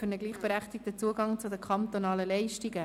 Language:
Swiss German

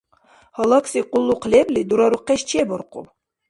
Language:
Dargwa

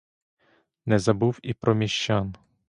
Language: Ukrainian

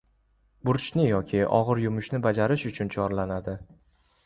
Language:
Uzbek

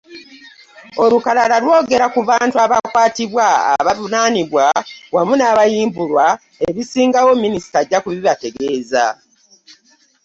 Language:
Ganda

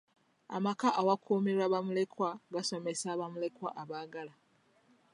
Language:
Ganda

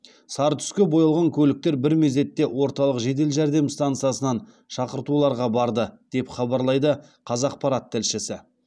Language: Kazakh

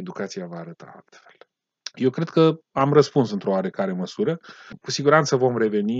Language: Romanian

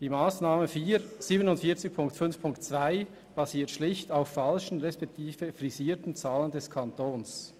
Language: Swiss German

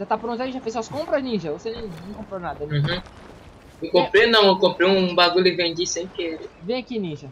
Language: Portuguese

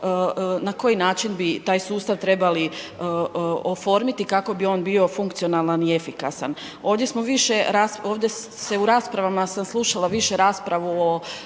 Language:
Croatian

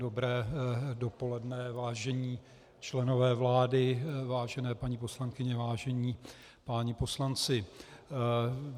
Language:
Czech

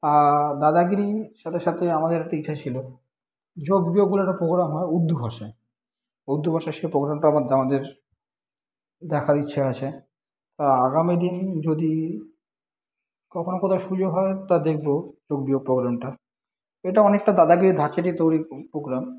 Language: Bangla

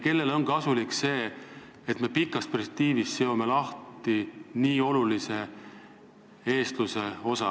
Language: Estonian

